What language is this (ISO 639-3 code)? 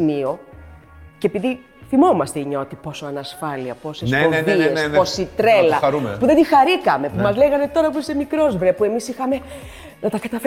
ell